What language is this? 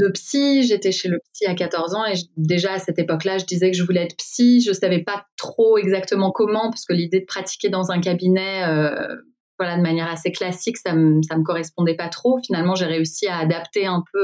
French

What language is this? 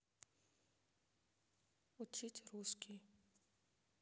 Russian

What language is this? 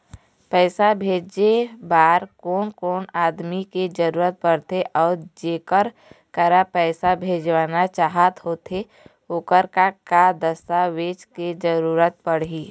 Chhattisgarhi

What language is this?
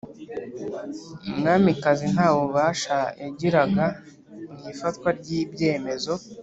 Kinyarwanda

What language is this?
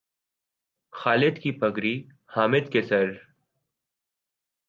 Urdu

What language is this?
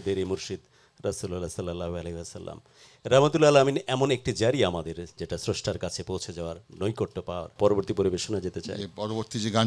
Arabic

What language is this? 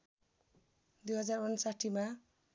Nepali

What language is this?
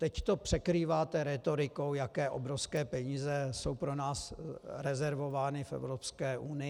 Czech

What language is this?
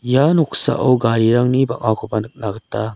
Garo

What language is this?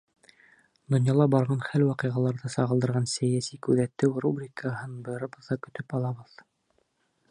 Bashkir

